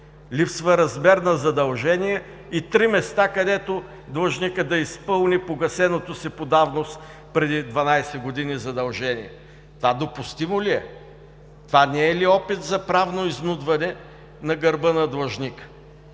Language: Bulgarian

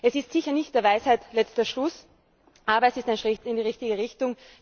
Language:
German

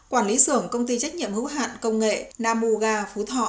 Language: Vietnamese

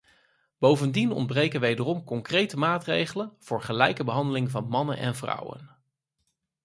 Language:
Dutch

